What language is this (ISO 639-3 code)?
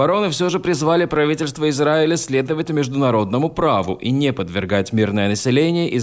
rus